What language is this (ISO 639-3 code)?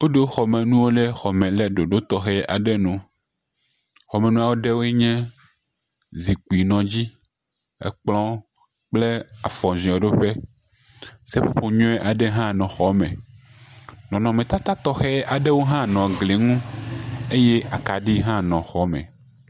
ewe